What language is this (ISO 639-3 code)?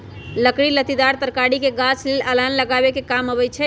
mag